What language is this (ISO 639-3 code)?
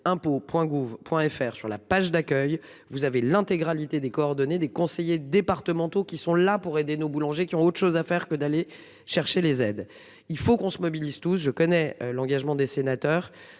fra